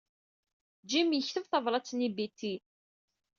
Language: Kabyle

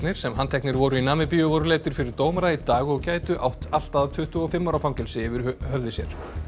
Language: Icelandic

